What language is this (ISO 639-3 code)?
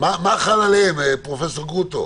heb